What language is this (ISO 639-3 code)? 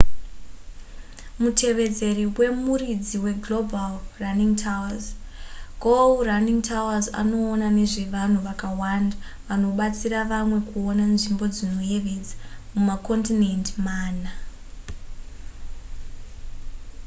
sna